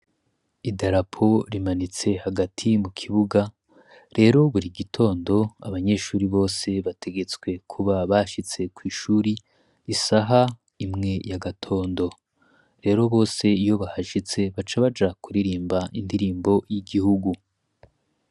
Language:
Rundi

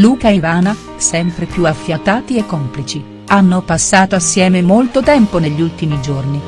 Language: Italian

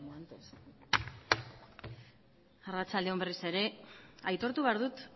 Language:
Basque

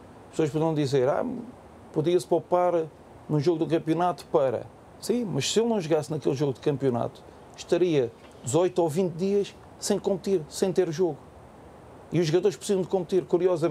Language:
Portuguese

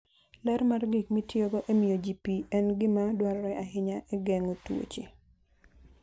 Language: Luo (Kenya and Tanzania)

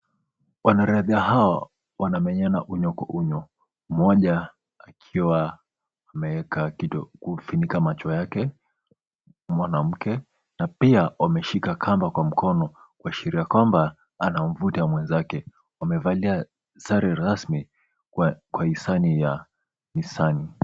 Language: Swahili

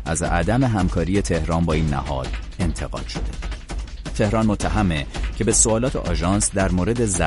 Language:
Persian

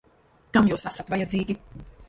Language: Latvian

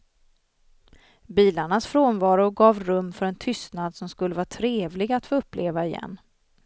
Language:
Swedish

